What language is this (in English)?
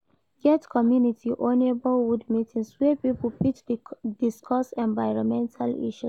Nigerian Pidgin